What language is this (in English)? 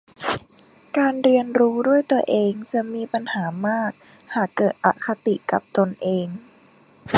Thai